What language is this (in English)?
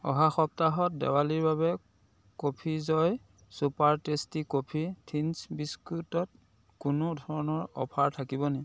Assamese